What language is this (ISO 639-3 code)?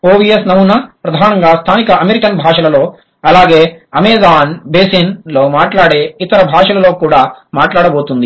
tel